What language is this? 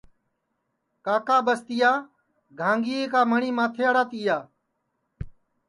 Sansi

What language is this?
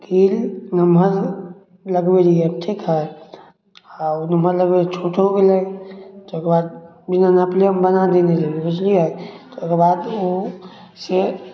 Maithili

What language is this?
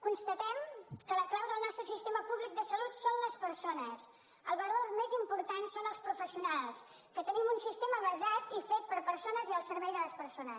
Catalan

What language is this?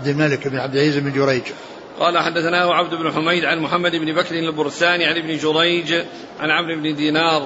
Arabic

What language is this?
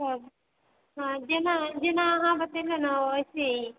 Maithili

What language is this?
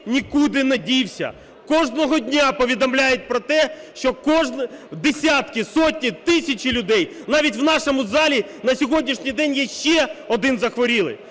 Ukrainian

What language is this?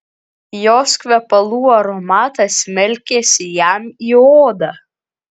Lithuanian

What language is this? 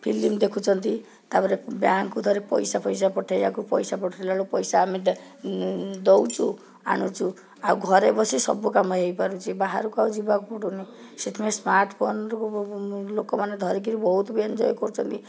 Odia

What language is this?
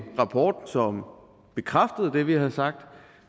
Danish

